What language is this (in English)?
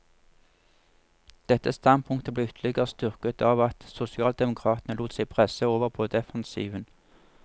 Norwegian